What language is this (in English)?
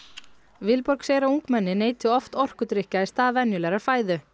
Icelandic